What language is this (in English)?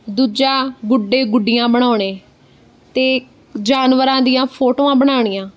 Punjabi